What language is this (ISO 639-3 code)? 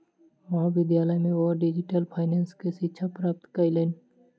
mai